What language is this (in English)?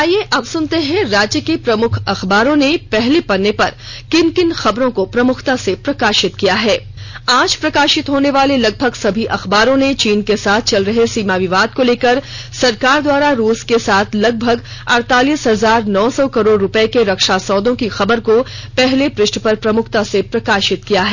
Hindi